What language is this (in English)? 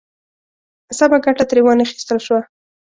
Pashto